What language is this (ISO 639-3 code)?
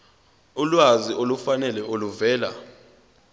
zul